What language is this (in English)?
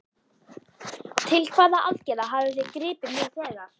Icelandic